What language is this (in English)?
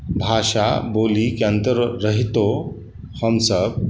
Maithili